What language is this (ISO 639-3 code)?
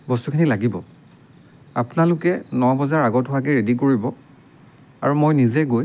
asm